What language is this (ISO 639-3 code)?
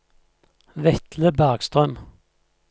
nor